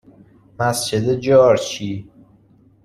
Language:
Persian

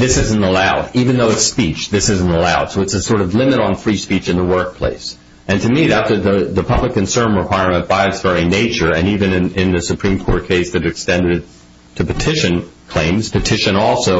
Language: English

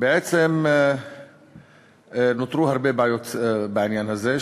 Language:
Hebrew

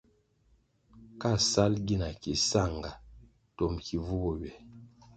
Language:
Kwasio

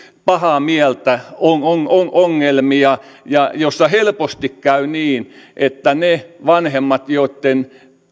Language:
Finnish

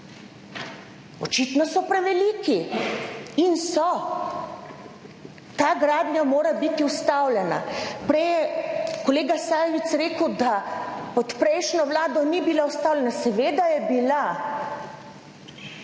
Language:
Slovenian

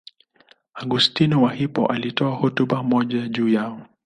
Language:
Swahili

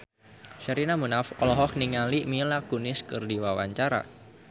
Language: Sundanese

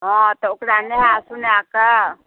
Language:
Maithili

